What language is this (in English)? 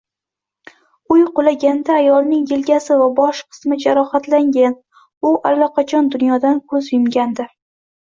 Uzbek